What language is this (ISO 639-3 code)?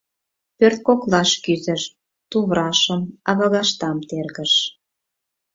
chm